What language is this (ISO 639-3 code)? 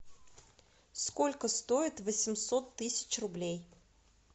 rus